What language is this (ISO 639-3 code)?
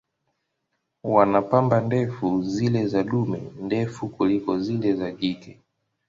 swa